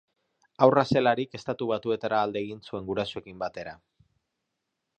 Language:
Basque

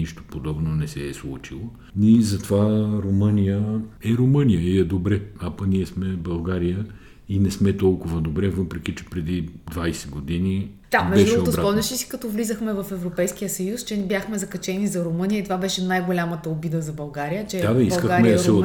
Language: Bulgarian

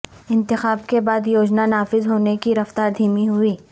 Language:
Urdu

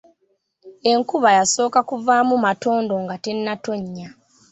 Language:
Ganda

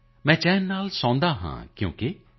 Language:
Punjabi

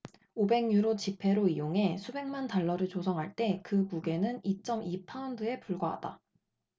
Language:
Korean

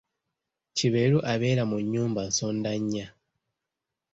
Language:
Ganda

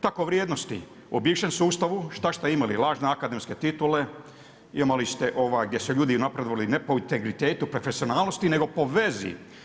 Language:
Croatian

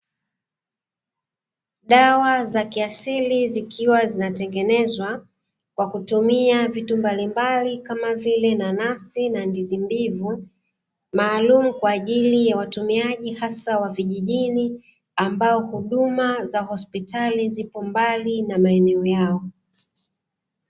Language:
Swahili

